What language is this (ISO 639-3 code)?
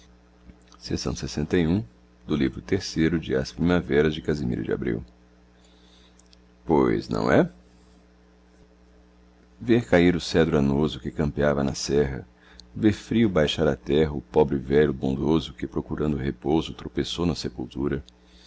por